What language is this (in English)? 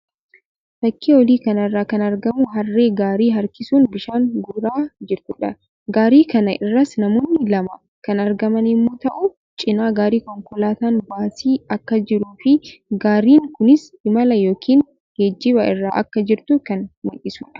Oromo